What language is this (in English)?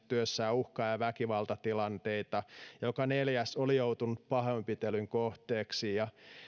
Finnish